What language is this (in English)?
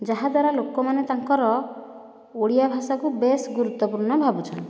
Odia